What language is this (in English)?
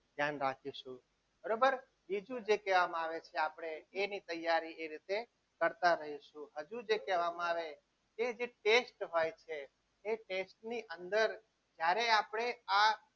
Gujarati